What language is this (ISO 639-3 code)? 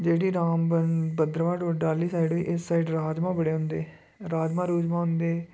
doi